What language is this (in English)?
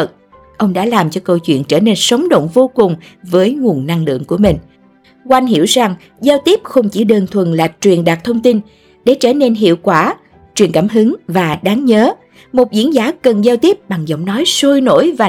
Vietnamese